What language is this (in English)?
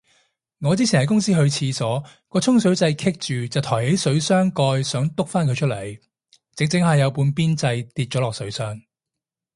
Cantonese